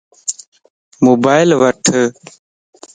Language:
Lasi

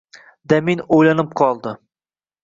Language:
Uzbek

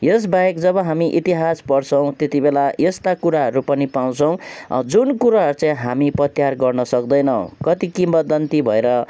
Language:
Nepali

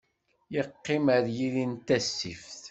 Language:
Kabyle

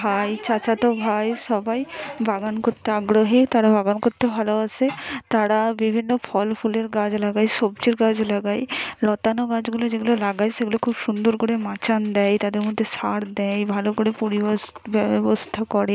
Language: Bangla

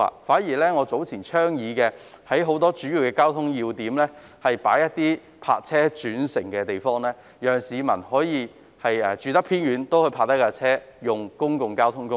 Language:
Cantonese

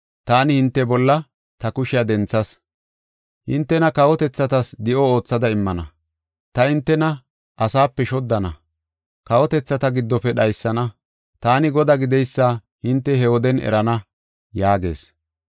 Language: Gofa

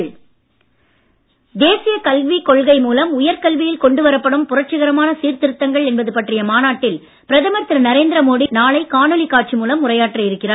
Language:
Tamil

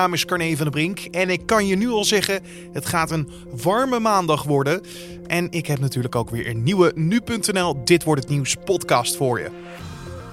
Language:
Dutch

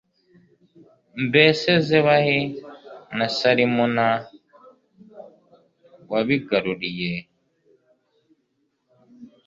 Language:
Kinyarwanda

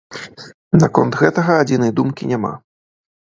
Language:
Belarusian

